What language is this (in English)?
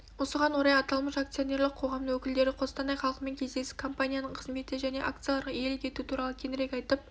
Kazakh